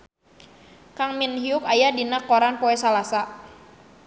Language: Sundanese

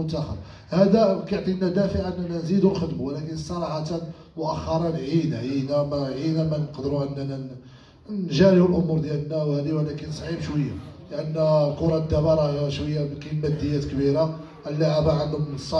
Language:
Arabic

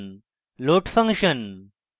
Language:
Bangla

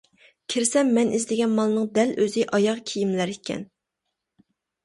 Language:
Uyghur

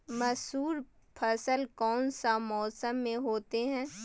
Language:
Magahi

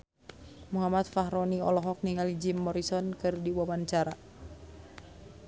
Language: Sundanese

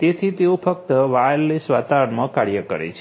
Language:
Gujarati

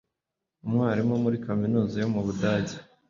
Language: Kinyarwanda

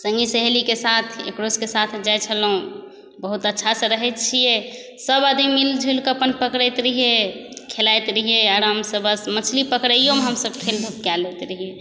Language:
Maithili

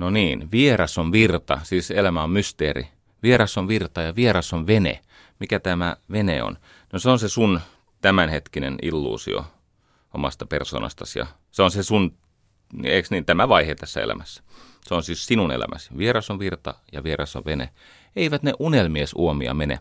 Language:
Finnish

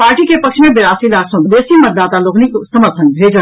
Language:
Maithili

